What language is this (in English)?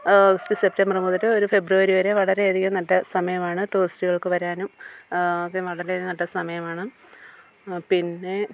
Malayalam